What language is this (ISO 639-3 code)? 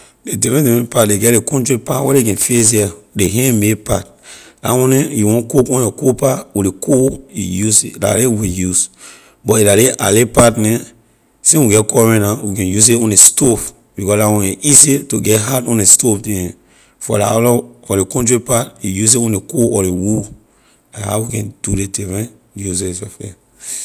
lir